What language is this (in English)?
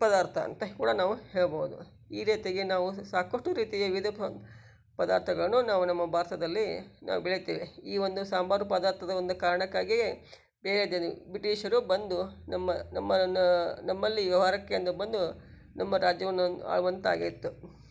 Kannada